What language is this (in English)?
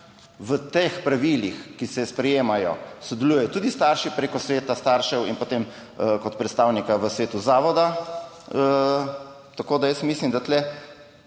Slovenian